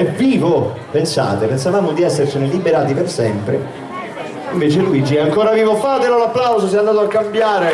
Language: Italian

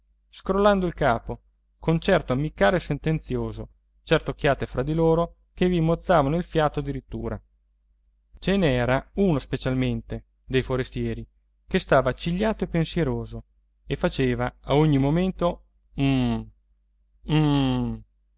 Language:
Italian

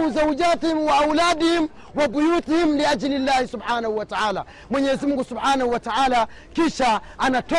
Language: Swahili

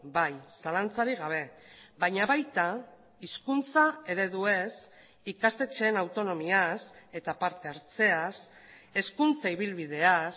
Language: Basque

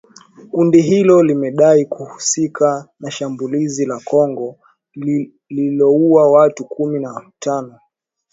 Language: Swahili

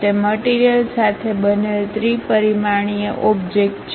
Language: Gujarati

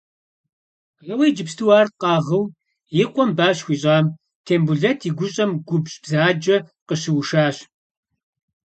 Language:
Kabardian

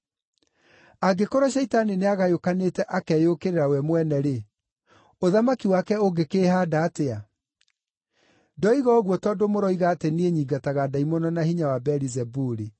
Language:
Kikuyu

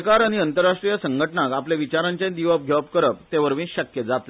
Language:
Konkani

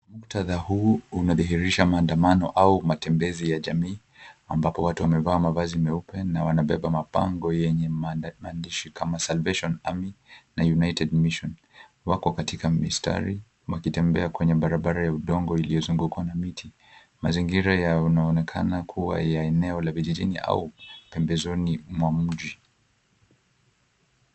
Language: Swahili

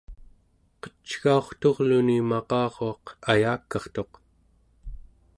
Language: Central Yupik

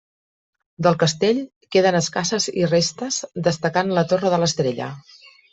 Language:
Catalan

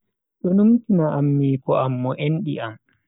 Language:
Bagirmi Fulfulde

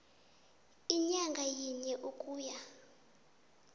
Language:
South Ndebele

